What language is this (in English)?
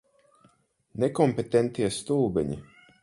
Latvian